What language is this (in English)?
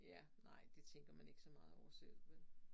Danish